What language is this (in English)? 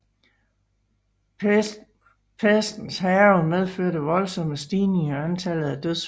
Danish